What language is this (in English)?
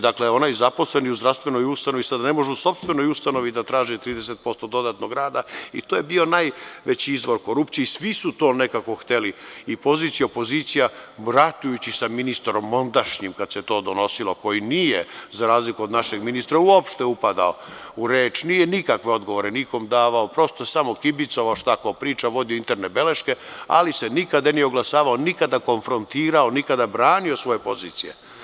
Serbian